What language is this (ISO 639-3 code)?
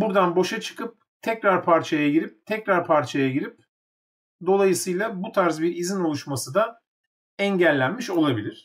tur